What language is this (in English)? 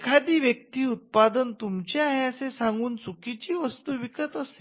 Marathi